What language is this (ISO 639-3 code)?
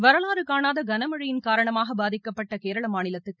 tam